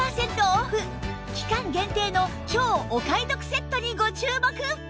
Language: Japanese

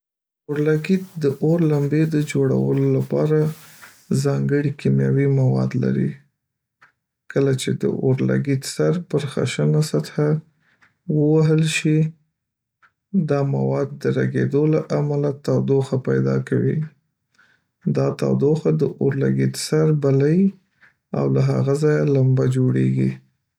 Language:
Pashto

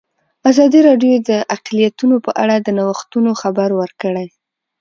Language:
Pashto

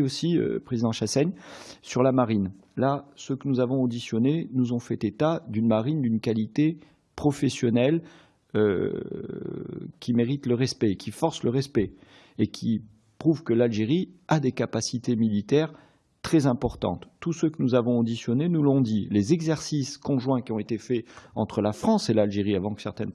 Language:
French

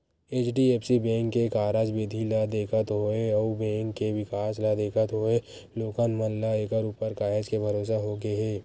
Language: Chhattisgarhi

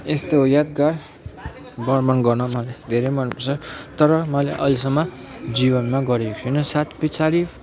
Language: Nepali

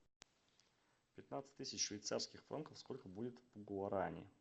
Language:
Russian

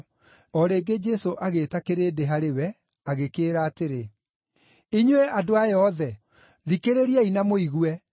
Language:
Kikuyu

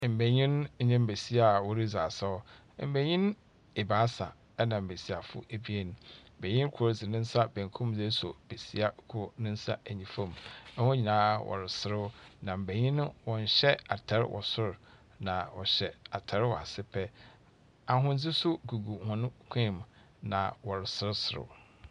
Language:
Akan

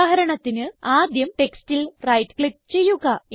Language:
Malayalam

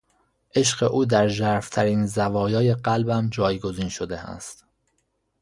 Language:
Persian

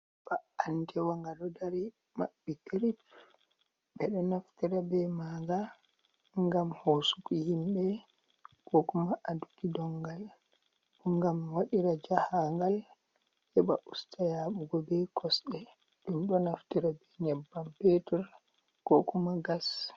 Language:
Fula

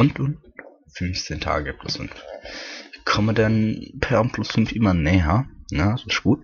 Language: German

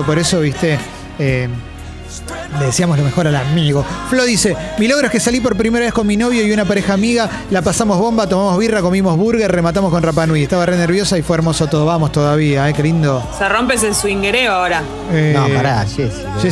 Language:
Spanish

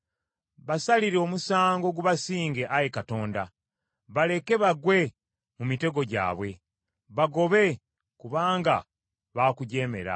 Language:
Ganda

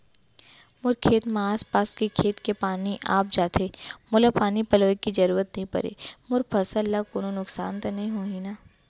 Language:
Chhattisgarhi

